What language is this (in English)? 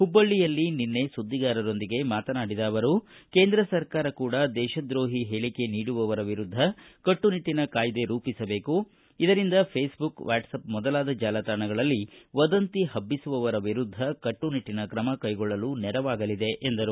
Kannada